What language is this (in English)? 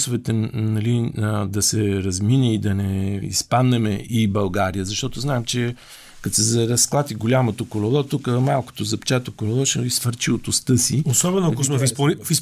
Bulgarian